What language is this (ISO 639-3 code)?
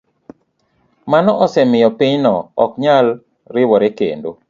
luo